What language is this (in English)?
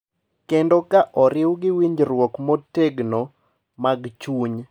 Luo (Kenya and Tanzania)